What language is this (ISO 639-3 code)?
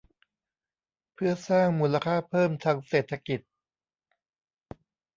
tha